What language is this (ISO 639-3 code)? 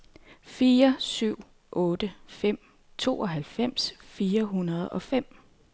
dan